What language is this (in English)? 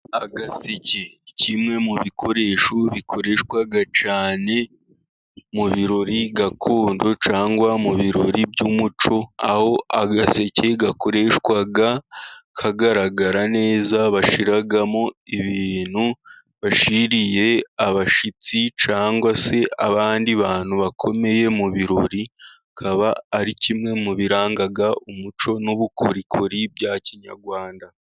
Kinyarwanda